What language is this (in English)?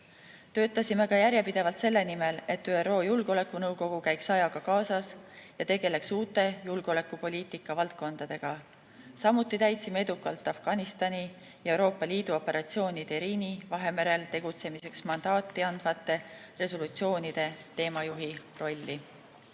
Estonian